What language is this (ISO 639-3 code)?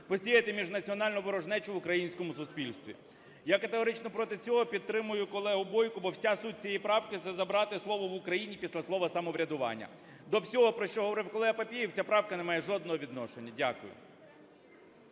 ukr